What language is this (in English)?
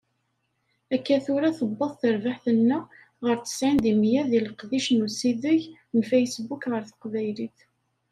Kabyle